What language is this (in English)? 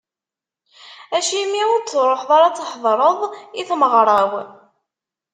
Kabyle